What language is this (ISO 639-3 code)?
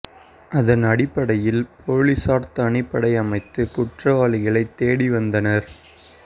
tam